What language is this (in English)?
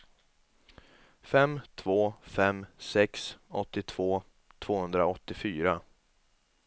Swedish